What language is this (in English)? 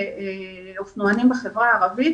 Hebrew